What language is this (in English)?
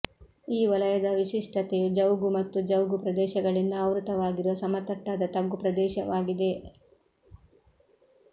Kannada